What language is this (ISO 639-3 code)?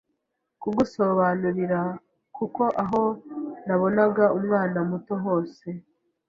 kin